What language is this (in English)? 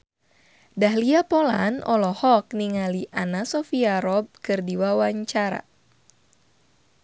Sundanese